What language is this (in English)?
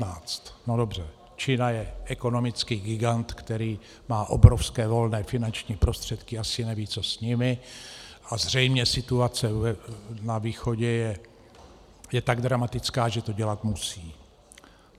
Czech